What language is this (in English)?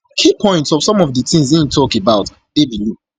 Nigerian Pidgin